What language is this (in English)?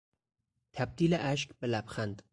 Persian